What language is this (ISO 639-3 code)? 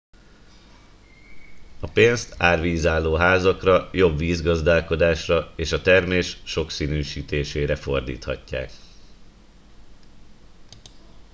hun